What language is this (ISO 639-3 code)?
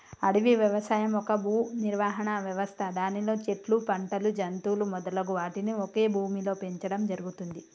tel